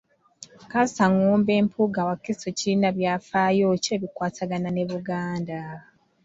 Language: Ganda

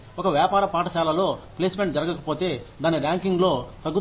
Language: Telugu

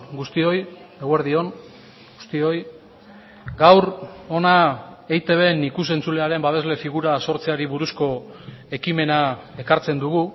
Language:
Basque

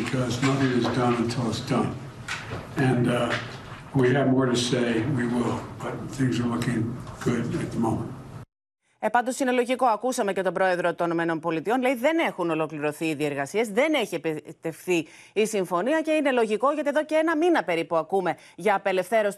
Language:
Greek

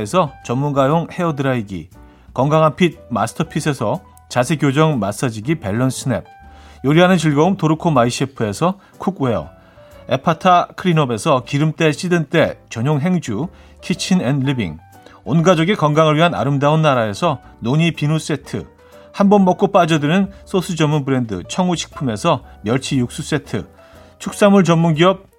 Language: Korean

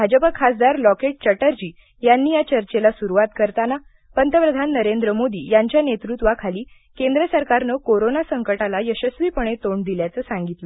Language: Marathi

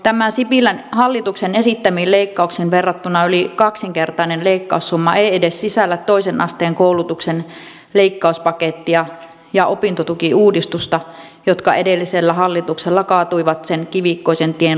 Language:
Finnish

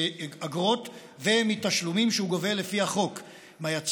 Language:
Hebrew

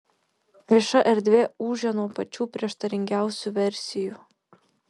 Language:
Lithuanian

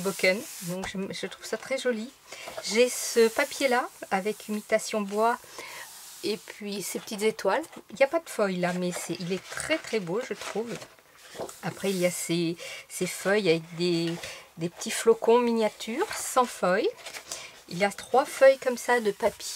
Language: French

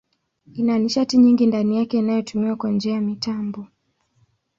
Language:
Swahili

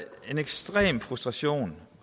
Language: Danish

